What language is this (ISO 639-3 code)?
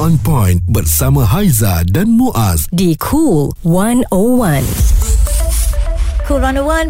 msa